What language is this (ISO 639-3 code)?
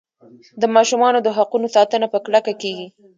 pus